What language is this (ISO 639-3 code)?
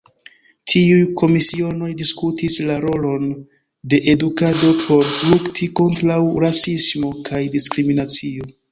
epo